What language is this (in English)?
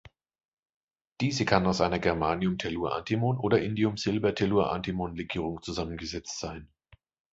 German